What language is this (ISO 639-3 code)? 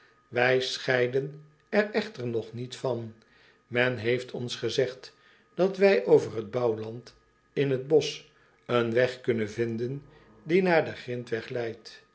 nld